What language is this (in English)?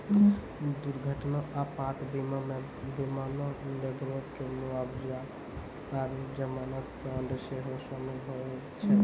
Maithili